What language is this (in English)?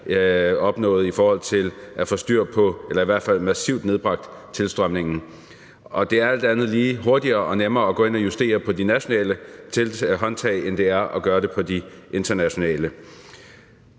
Danish